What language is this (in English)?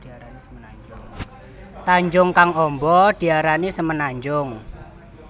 Javanese